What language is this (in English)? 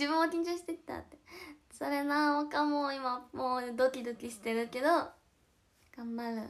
Japanese